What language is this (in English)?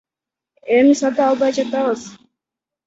Kyrgyz